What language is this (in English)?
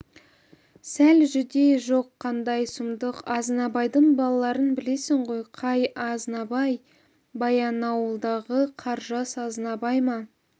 Kazakh